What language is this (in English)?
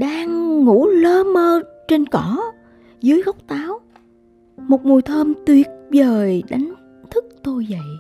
Vietnamese